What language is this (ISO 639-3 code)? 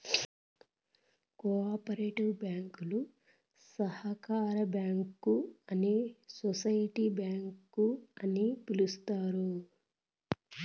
tel